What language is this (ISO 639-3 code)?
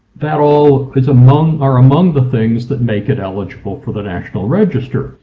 eng